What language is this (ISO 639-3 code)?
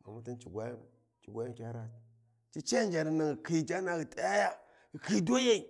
wji